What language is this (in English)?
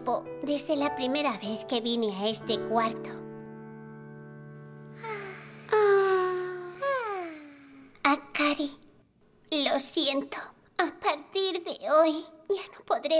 Spanish